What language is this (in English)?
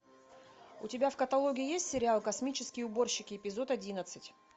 Russian